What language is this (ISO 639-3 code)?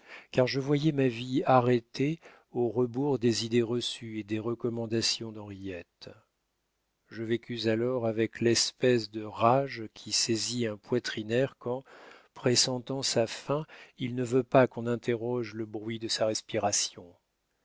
fra